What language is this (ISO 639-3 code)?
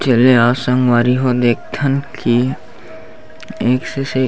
hne